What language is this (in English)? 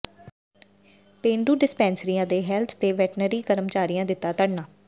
Punjabi